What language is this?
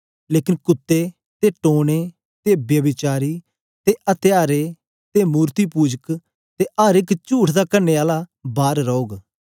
Dogri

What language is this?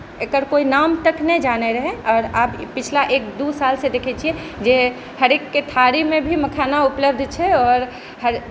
Maithili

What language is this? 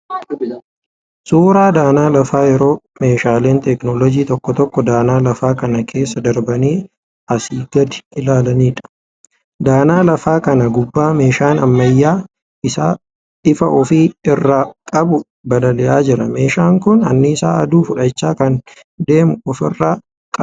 Oromo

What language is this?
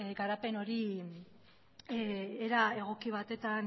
Basque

